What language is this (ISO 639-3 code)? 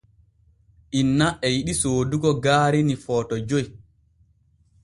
fue